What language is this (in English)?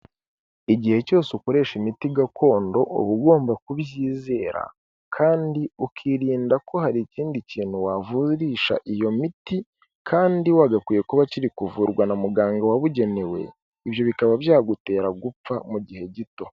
Kinyarwanda